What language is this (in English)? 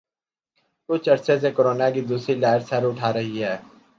Urdu